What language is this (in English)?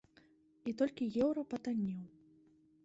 Belarusian